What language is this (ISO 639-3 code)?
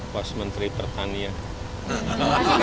ind